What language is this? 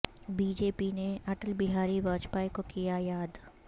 Urdu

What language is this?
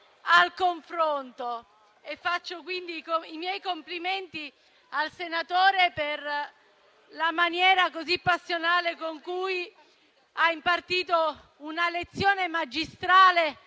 Italian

